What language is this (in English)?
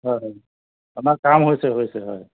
Assamese